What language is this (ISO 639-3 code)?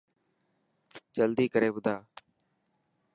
mki